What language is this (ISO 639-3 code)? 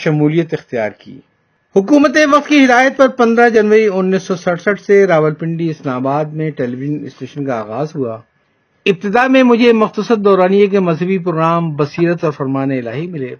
urd